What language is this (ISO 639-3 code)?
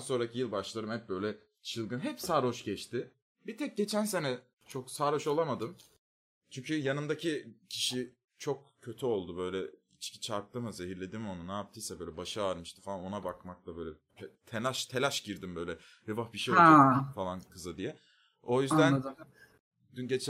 tur